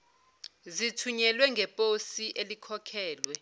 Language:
Zulu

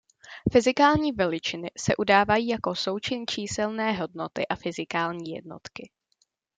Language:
Czech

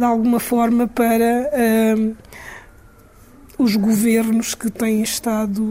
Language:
Portuguese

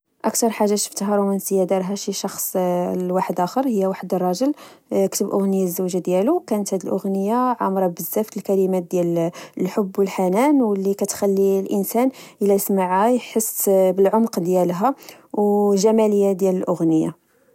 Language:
Moroccan Arabic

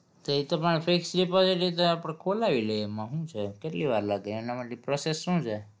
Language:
Gujarati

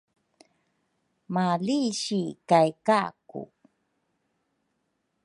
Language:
Rukai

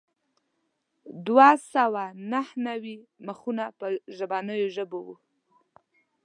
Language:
Pashto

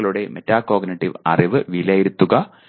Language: Malayalam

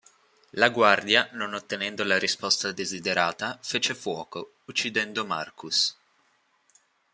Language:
Italian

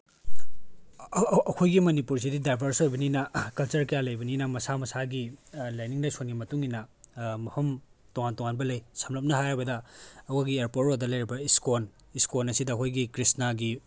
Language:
Manipuri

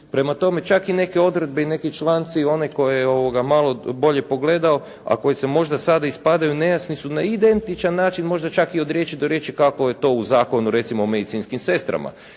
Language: Croatian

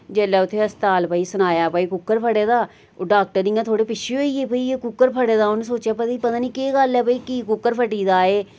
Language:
Dogri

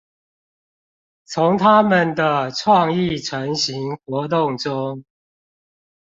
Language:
Chinese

